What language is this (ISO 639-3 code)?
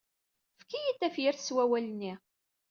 kab